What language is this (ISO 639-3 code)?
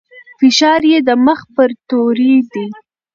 pus